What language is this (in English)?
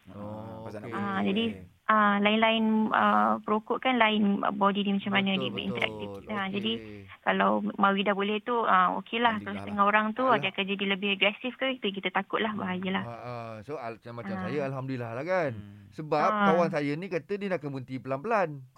Malay